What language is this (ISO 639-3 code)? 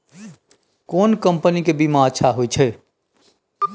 mai